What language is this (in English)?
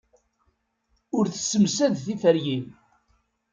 Kabyle